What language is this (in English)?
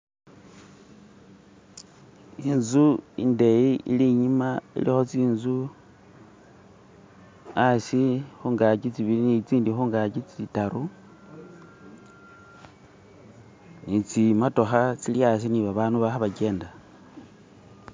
Masaaba